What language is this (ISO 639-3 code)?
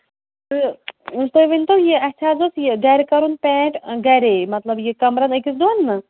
kas